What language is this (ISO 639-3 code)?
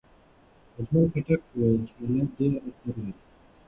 pus